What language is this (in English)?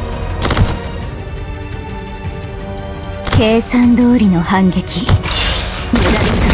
Japanese